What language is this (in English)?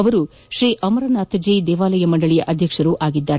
Kannada